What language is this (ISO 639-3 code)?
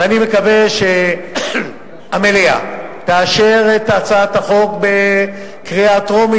heb